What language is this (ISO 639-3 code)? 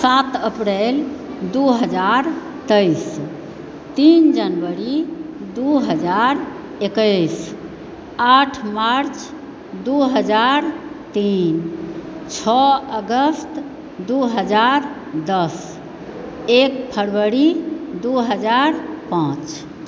mai